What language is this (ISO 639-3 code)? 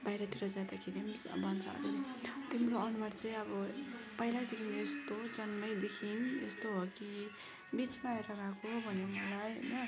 nep